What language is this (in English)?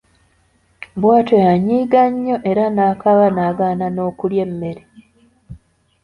Ganda